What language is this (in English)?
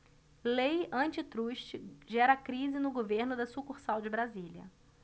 Portuguese